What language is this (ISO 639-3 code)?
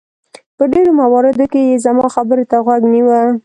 pus